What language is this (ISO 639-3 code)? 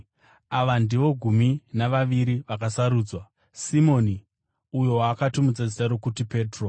sna